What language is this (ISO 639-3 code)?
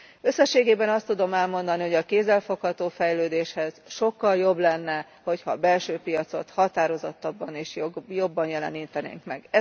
hun